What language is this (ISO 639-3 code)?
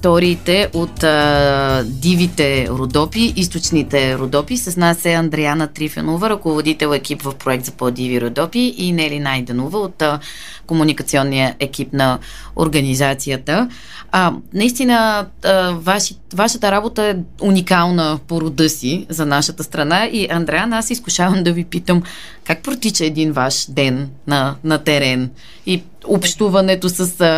bul